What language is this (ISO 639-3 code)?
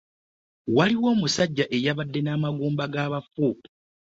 lug